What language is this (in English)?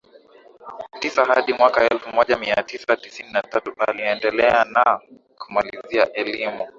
Swahili